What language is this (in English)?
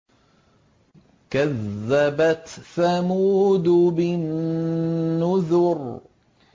Arabic